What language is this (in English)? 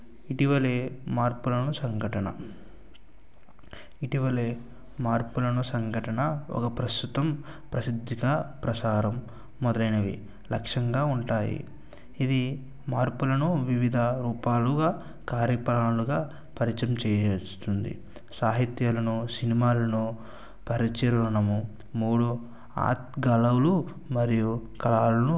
Telugu